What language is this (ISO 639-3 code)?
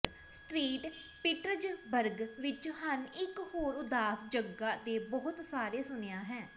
pan